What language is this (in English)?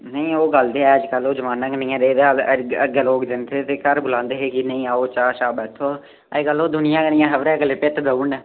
Dogri